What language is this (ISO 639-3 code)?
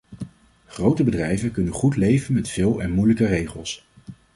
nld